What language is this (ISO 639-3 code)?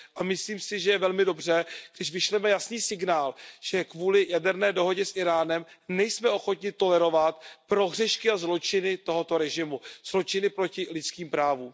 ces